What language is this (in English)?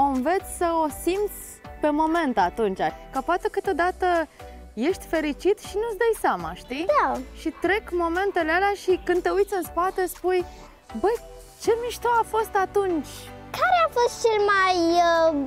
Romanian